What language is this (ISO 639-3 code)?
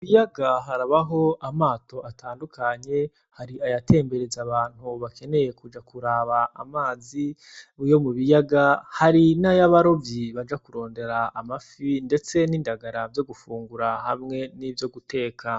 run